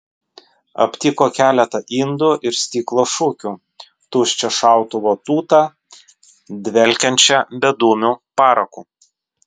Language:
Lithuanian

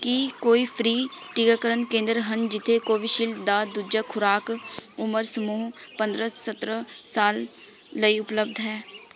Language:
Punjabi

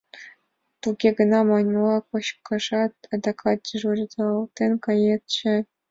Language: Mari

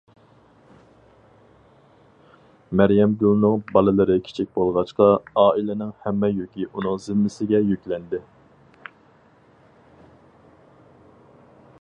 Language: Uyghur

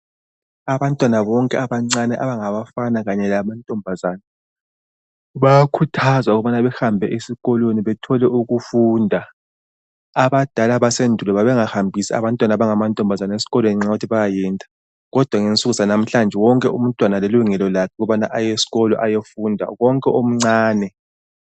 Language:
North Ndebele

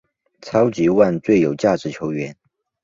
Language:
Chinese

